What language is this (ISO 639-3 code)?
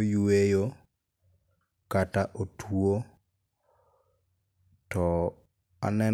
luo